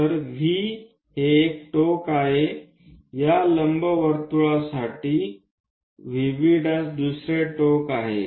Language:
Marathi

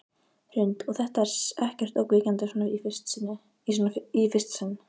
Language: Icelandic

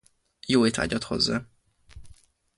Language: Hungarian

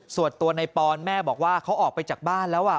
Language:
Thai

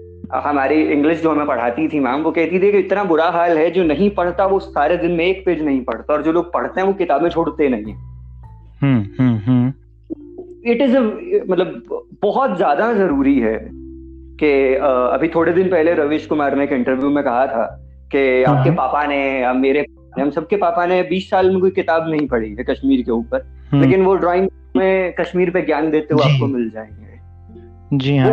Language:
Hindi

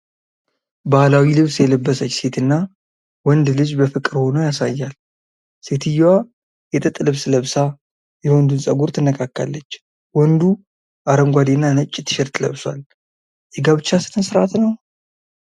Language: Amharic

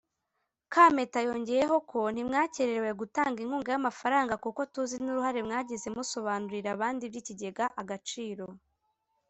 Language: Kinyarwanda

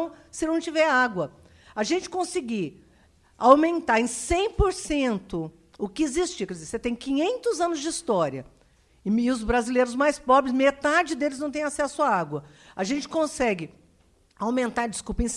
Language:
Portuguese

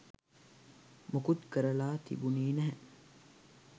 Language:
Sinhala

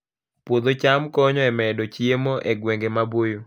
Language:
Luo (Kenya and Tanzania)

